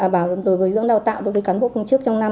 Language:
Vietnamese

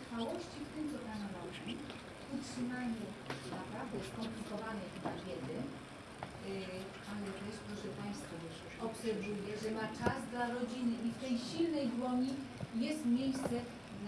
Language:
Polish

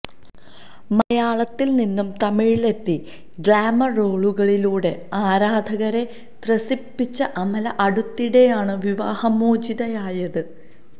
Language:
Malayalam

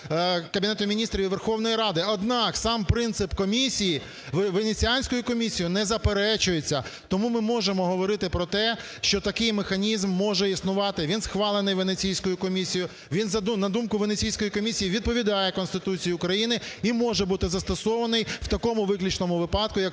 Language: Ukrainian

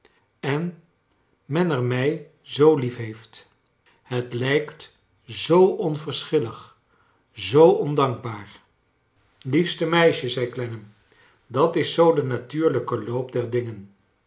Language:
Dutch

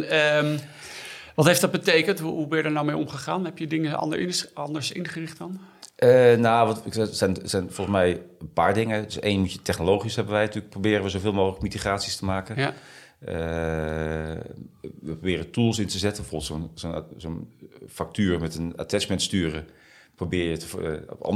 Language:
Dutch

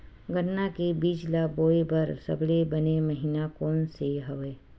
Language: Chhattisgarhi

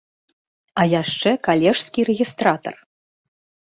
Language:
Belarusian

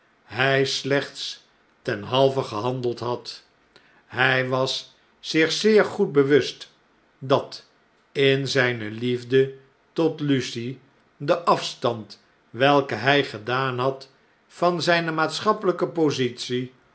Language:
Dutch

